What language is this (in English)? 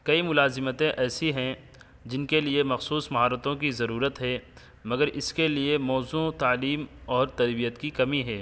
Urdu